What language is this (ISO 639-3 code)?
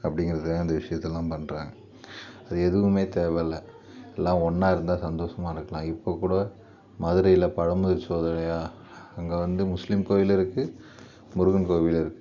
tam